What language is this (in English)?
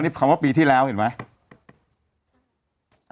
Thai